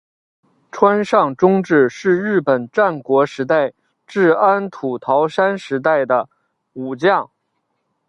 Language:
Chinese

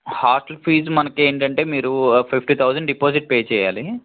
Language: Telugu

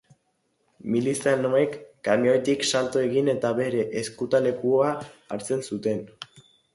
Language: Basque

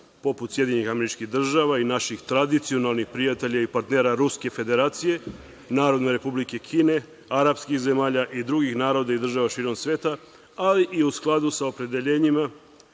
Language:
Serbian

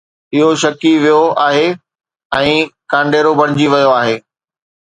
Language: Sindhi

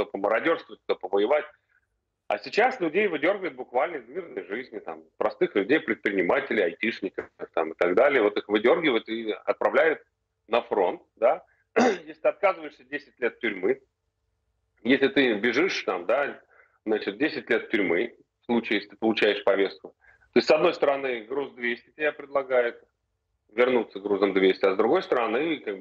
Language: Russian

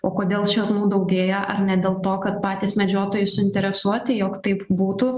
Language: Lithuanian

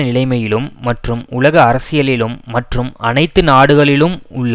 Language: Tamil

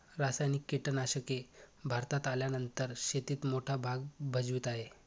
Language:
Marathi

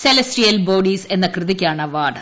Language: Malayalam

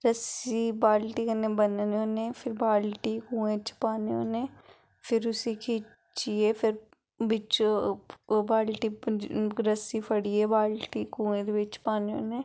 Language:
Dogri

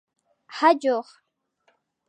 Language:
Armenian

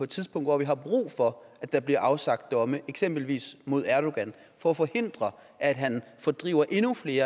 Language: Danish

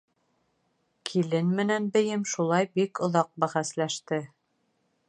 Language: Bashkir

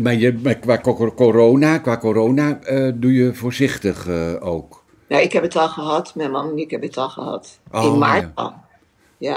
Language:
Dutch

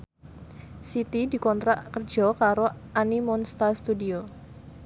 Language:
Javanese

